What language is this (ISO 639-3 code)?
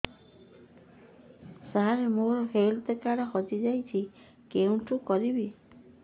ori